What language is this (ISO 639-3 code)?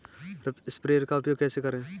hin